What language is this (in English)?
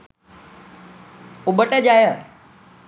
Sinhala